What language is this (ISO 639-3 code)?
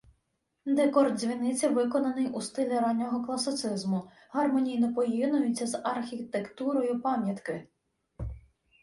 ukr